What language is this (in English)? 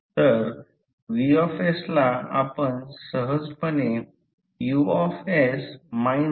Marathi